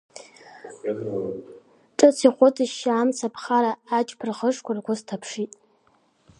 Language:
Abkhazian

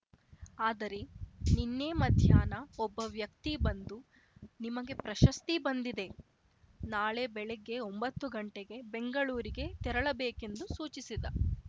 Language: Kannada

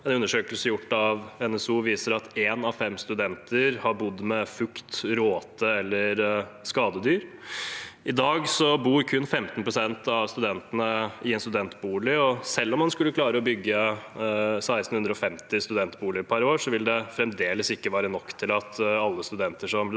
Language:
Norwegian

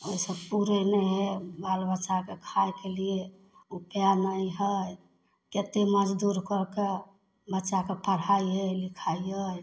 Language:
Maithili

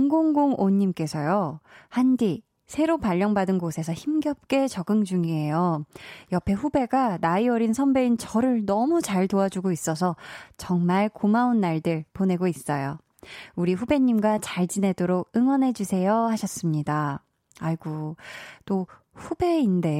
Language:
Korean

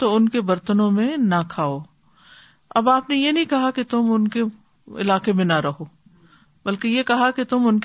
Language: Urdu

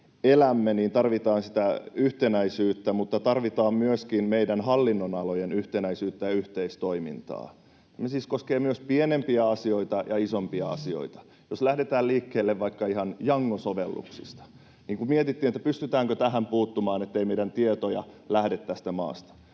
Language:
Finnish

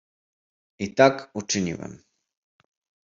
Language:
Polish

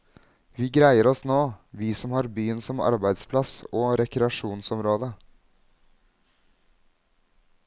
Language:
Norwegian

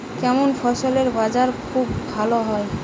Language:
Bangla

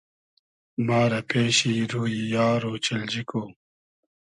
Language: Hazaragi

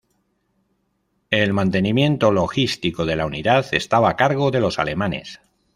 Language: Spanish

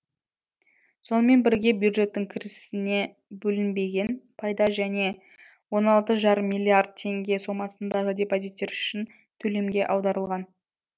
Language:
Kazakh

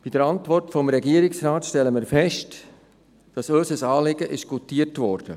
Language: Swiss German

